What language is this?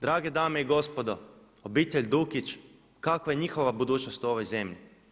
Croatian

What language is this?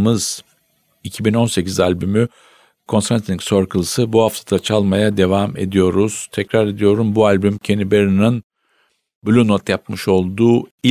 Turkish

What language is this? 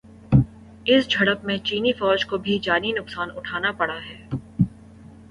Urdu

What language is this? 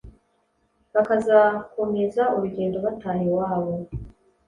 Kinyarwanda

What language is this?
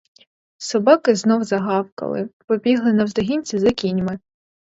Ukrainian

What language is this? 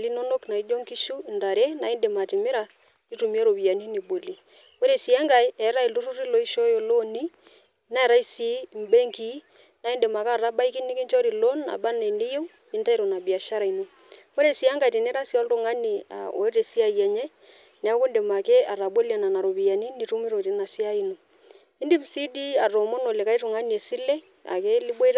Masai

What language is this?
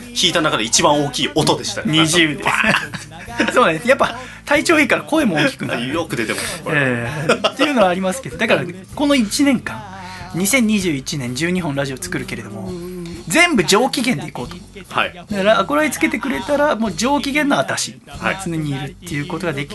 Japanese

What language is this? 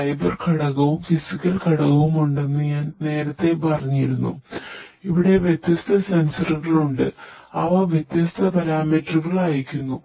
Malayalam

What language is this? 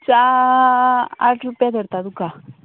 Konkani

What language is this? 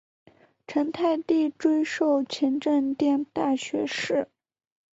Chinese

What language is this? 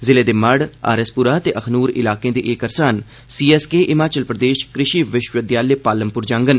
Dogri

